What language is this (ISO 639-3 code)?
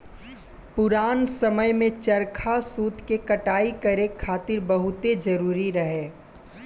bho